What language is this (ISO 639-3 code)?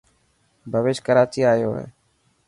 mki